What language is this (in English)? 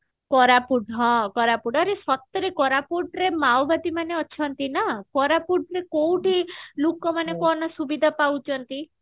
Odia